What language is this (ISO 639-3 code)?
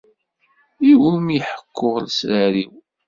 kab